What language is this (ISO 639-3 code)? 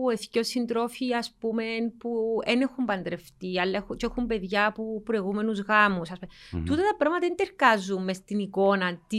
ell